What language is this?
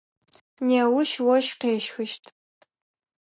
Adyghe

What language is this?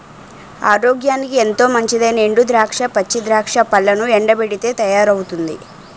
Telugu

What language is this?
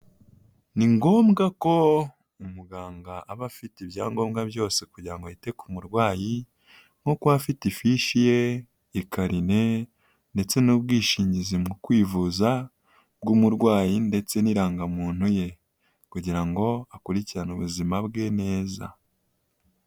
Kinyarwanda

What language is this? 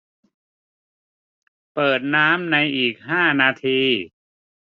Thai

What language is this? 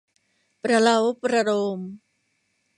Thai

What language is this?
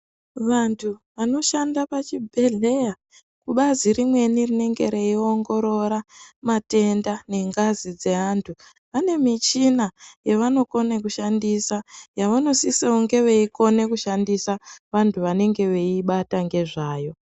Ndau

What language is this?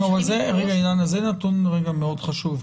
Hebrew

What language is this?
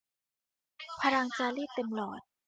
Thai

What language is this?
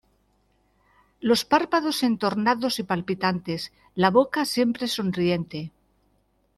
Spanish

